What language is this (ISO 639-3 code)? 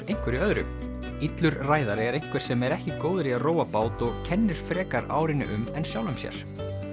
isl